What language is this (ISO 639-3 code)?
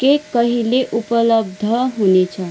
nep